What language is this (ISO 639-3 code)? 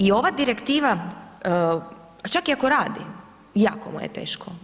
hrv